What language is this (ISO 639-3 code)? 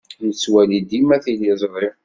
kab